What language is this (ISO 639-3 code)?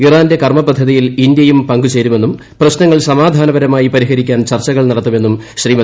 mal